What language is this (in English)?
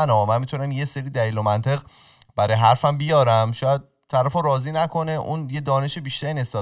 Persian